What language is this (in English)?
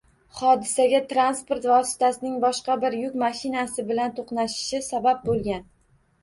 Uzbek